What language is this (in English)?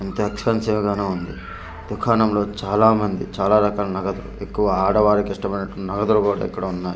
Telugu